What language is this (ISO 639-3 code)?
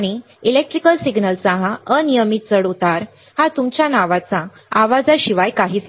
mar